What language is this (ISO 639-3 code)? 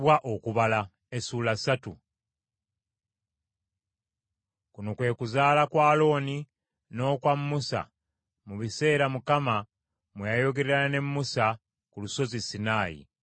lug